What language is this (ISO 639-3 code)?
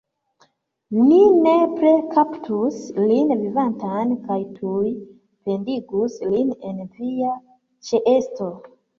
epo